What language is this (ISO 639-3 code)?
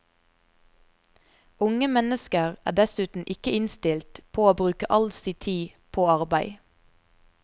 nor